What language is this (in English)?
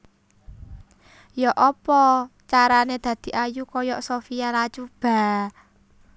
Javanese